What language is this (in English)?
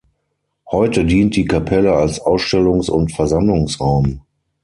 German